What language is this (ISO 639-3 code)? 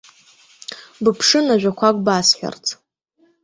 abk